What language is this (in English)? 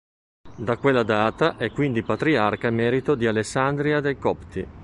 Italian